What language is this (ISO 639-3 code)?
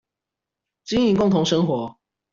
zho